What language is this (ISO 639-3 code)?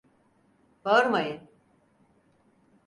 tur